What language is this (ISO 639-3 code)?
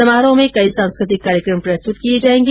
hin